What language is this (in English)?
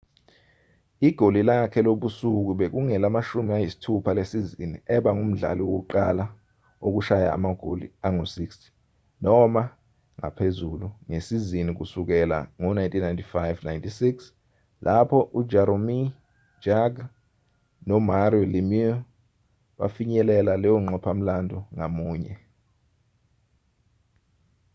Zulu